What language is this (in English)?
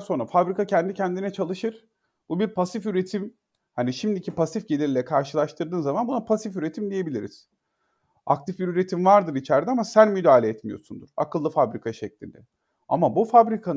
Turkish